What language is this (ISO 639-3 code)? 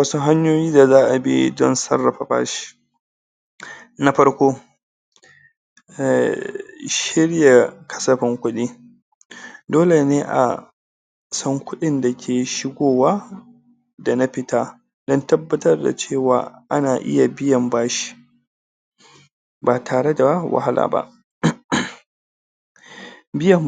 hau